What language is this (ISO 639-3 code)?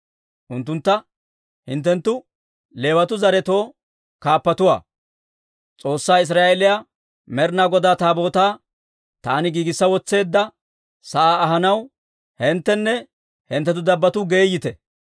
dwr